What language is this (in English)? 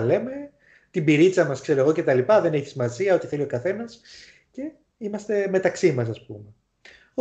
Greek